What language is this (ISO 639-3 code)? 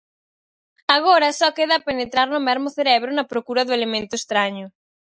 glg